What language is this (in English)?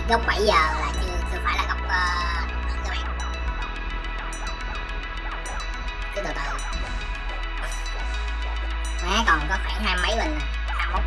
Vietnamese